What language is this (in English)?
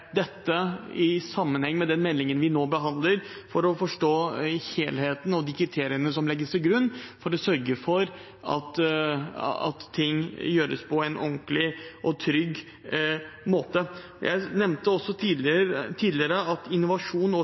Norwegian Bokmål